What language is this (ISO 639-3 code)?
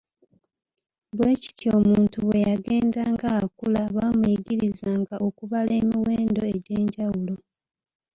lug